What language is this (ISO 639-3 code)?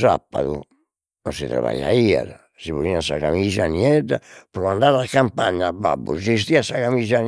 srd